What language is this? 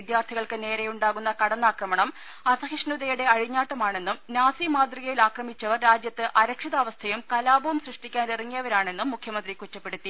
Malayalam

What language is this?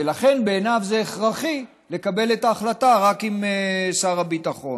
Hebrew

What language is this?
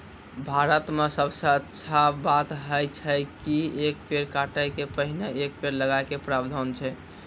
Maithili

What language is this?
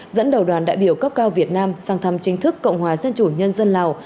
Vietnamese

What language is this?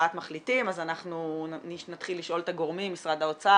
Hebrew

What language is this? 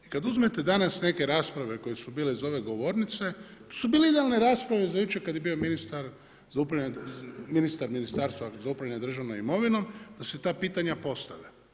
Croatian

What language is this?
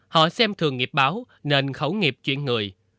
Vietnamese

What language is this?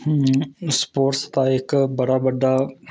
Dogri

